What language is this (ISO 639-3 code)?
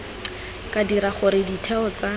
tsn